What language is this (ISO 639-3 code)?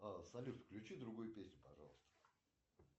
rus